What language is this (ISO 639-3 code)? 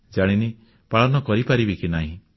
ori